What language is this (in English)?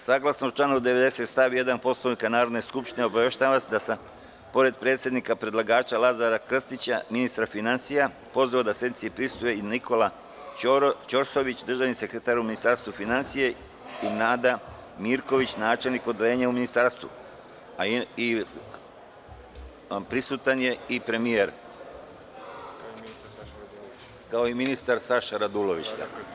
Serbian